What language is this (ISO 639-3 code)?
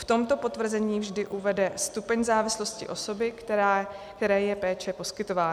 ces